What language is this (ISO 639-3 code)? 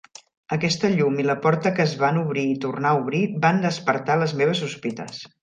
cat